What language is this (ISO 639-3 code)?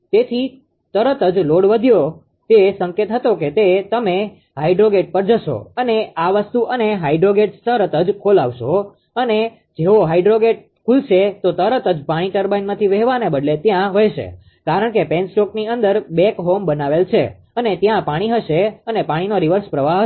guj